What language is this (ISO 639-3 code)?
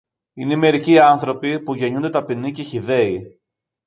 ell